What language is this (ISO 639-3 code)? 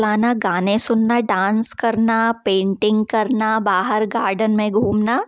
hin